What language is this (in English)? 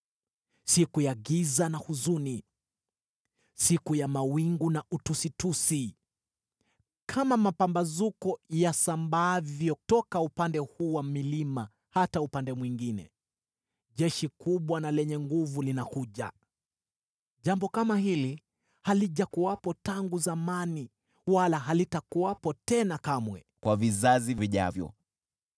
Swahili